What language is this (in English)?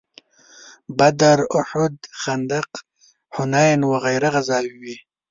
Pashto